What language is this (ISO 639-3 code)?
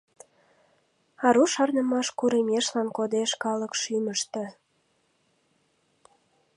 chm